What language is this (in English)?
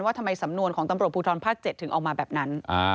Thai